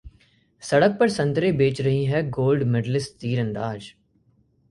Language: Hindi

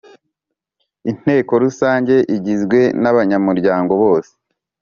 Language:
Kinyarwanda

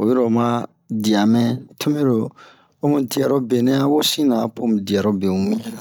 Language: Bomu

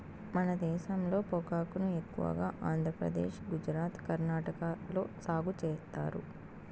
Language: Telugu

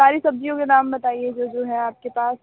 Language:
Hindi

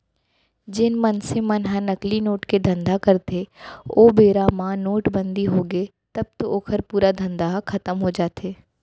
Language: Chhattisgarhi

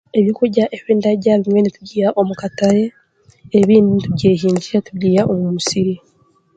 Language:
Chiga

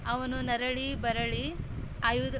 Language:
Kannada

